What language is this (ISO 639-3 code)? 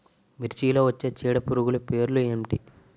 tel